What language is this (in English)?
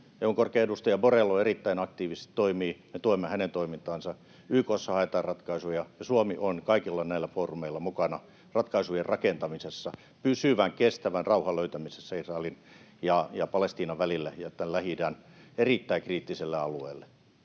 Finnish